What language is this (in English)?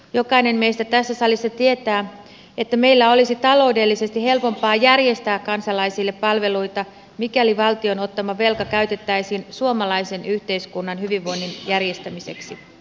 Finnish